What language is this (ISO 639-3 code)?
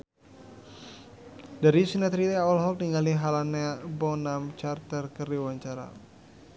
sun